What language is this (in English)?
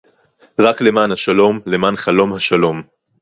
Hebrew